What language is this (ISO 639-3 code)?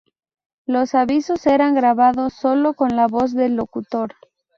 spa